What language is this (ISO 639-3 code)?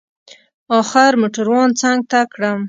pus